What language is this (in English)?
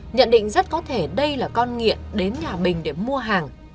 Vietnamese